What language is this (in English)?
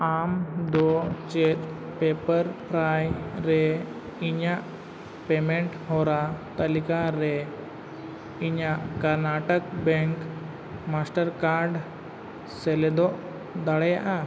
Santali